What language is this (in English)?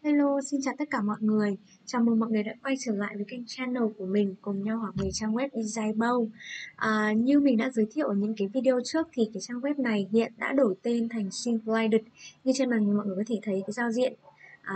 Vietnamese